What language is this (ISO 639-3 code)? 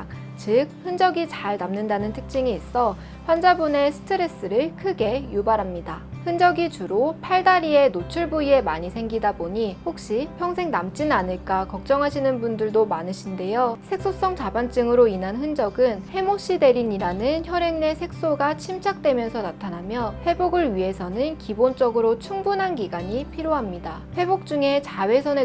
kor